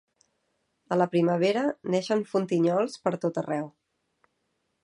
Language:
Catalan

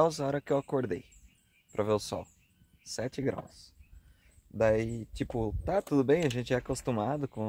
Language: Portuguese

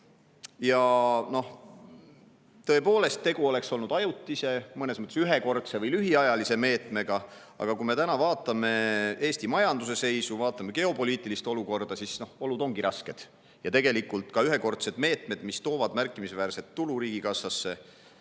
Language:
Estonian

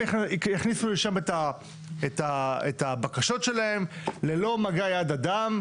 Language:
Hebrew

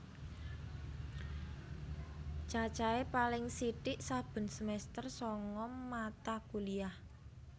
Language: Javanese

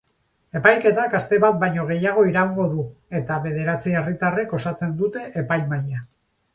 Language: Basque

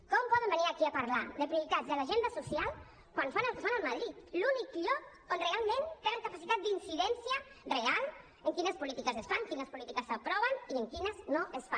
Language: Catalan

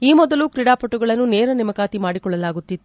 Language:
Kannada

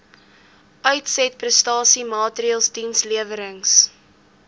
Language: Afrikaans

